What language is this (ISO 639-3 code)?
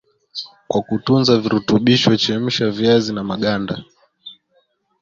swa